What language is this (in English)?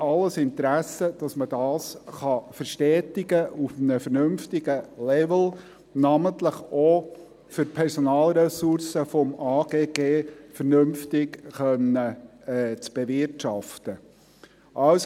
Swiss German